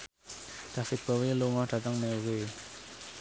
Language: Javanese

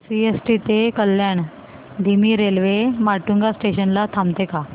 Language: Marathi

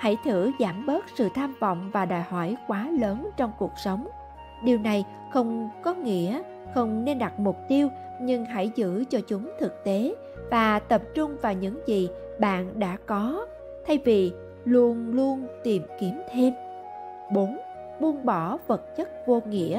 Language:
Vietnamese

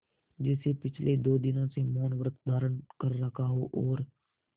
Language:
Hindi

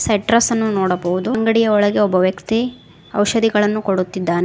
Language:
Kannada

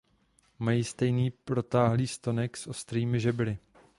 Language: Czech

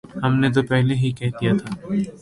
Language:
Urdu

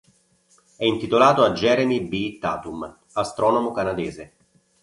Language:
Italian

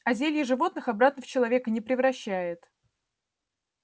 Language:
Russian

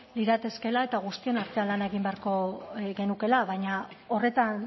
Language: Basque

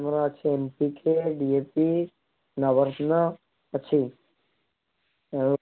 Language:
Odia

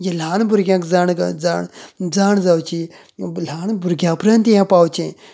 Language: Konkani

